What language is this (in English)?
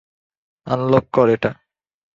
Bangla